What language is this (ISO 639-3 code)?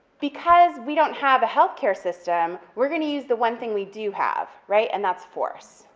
eng